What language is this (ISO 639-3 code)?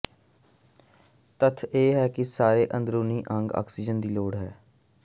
pan